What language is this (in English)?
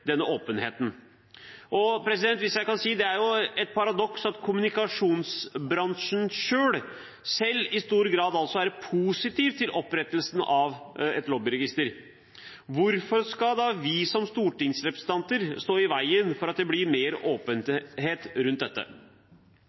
Norwegian Bokmål